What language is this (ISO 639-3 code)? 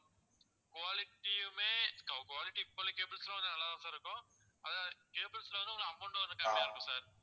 tam